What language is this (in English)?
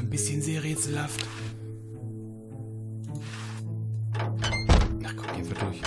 German